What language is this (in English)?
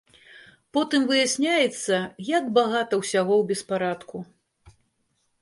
Belarusian